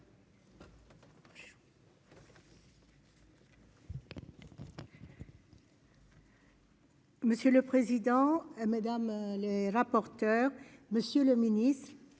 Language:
French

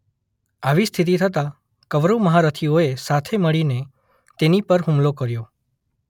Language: Gujarati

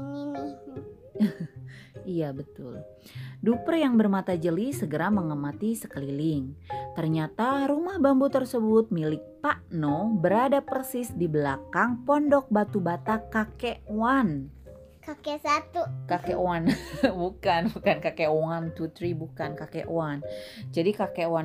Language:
Indonesian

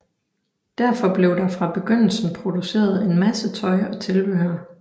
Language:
Danish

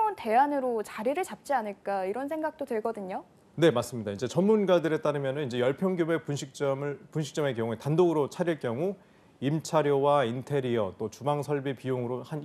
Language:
Korean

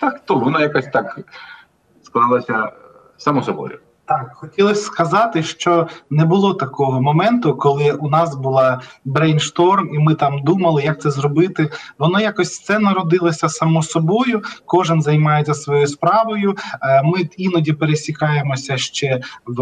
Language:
Ukrainian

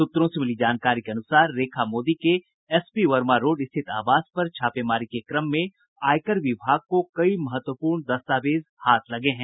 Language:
Hindi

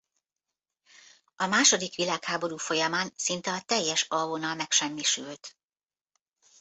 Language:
Hungarian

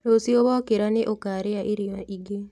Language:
Kikuyu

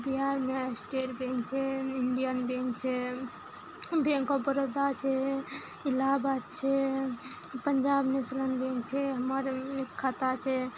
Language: Maithili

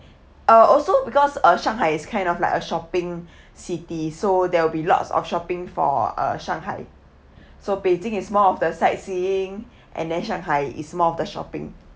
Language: English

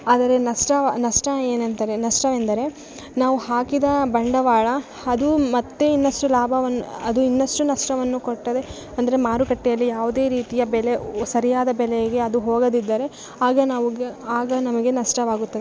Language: Kannada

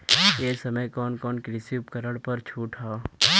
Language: Bhojpuri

